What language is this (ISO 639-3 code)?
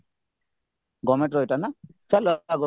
ori